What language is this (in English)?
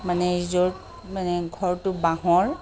Assamese